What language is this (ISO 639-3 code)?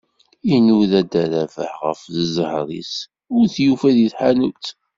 kab